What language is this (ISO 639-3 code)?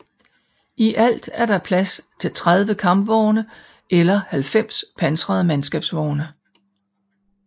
dan